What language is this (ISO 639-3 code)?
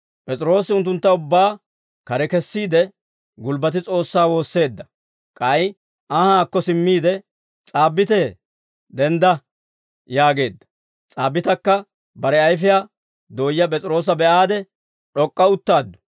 dwr